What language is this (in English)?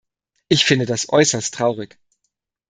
German